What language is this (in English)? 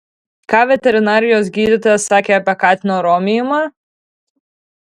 Lithuanian